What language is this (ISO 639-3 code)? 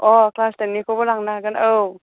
brx